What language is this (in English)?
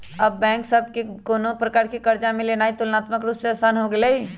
Magahi